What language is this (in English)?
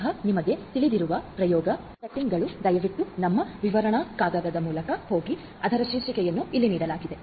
Kannada